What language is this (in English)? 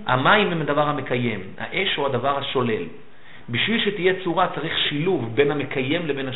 Hebrew